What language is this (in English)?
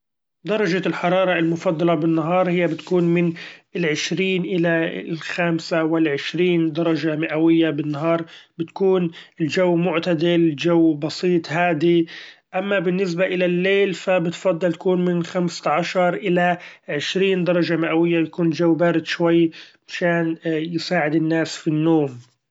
Gulf Arabic